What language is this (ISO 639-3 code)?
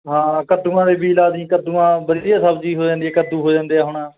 pan